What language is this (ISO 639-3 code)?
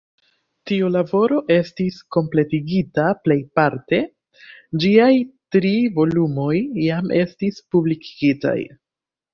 epo